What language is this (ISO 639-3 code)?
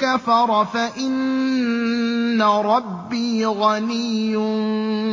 ara